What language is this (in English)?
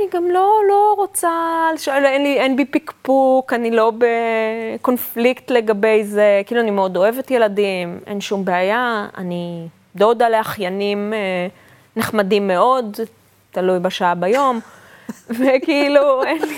Hebrew